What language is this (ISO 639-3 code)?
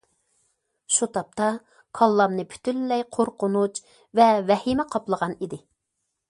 uig